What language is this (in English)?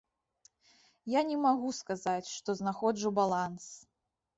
Belarusian